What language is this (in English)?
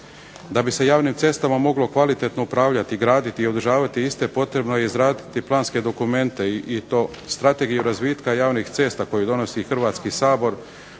Croatian